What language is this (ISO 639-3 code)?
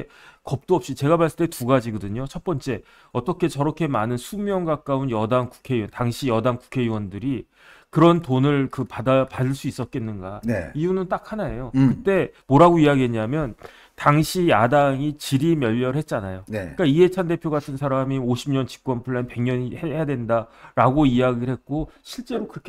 kor